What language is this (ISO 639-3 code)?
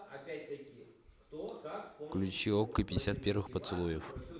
rus